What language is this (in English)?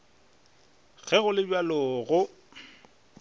Northern Sotho